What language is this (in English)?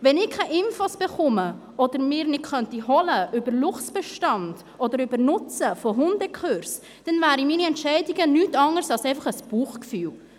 Swiss German